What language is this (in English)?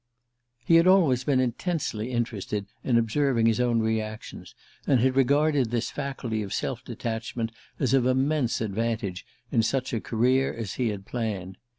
English